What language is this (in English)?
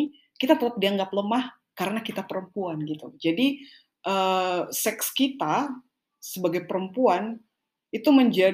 Indonesian